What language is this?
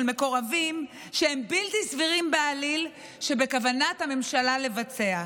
Hebrew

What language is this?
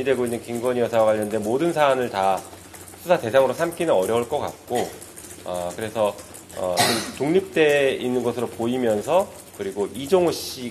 Korean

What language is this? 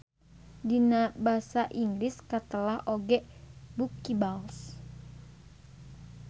Sundanese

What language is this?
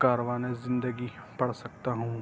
Urdu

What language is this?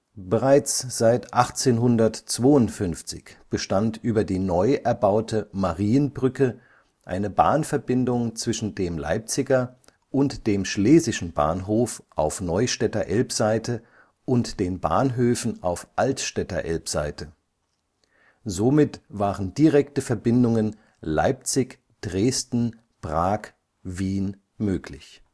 German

